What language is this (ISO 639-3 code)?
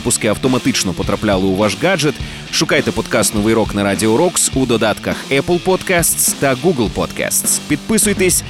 ukr